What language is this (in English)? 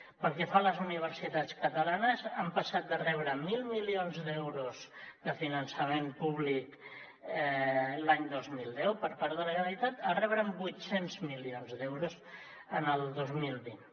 Catalan